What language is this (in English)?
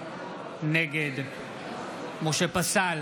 Hebrew